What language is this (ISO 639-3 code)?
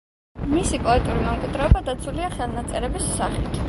kat